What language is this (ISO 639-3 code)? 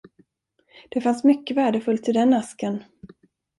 swe